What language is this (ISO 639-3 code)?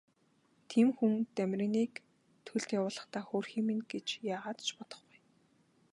mon